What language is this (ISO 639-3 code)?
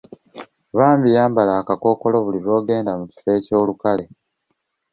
lug